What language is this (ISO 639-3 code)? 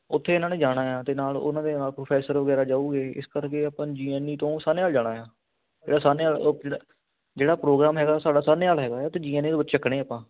pan